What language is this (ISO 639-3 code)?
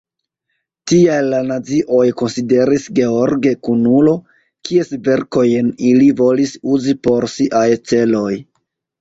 epo